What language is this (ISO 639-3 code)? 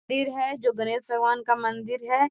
mag